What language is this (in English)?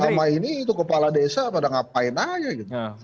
Indonesian